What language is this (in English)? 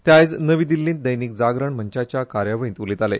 Konkani